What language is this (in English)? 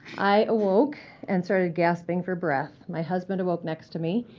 English